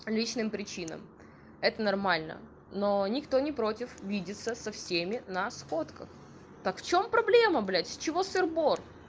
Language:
Russian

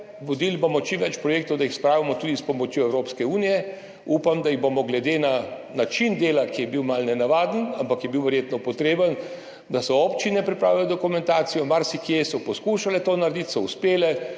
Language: Slovenian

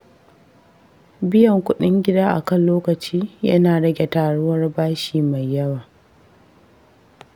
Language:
Hausa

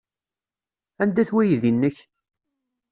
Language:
Kabyle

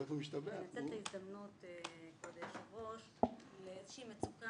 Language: Hebrew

